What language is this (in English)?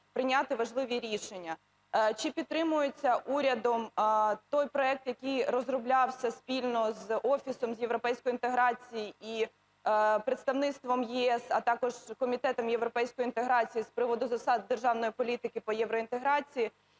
Ukrainian